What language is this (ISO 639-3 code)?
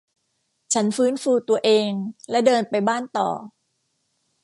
tha